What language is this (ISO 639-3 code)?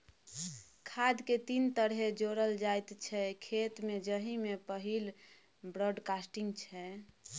mai